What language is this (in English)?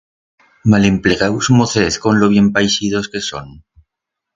Aragonese